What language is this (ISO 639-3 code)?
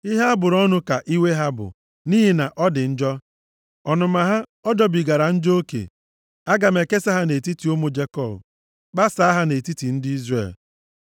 ibo